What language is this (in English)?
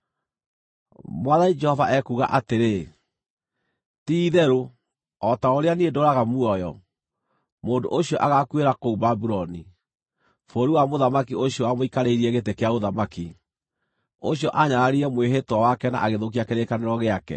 Kikuyu